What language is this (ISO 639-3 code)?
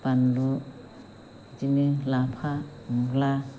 brx